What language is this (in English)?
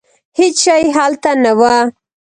Pashto